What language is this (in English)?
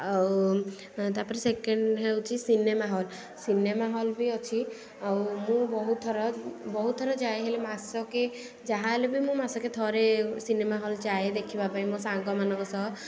Odia